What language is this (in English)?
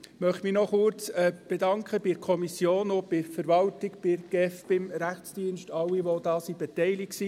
Swiss German